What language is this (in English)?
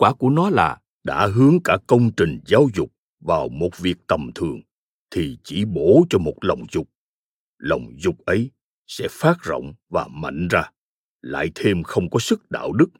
Vietnamese